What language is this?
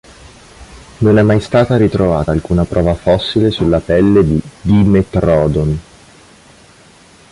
Italian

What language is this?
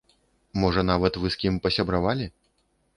Belarusian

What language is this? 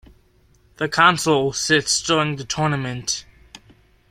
English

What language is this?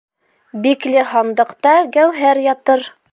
Bashkir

